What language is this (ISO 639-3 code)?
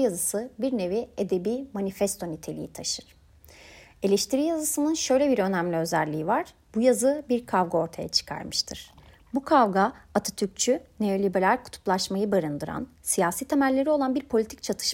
tur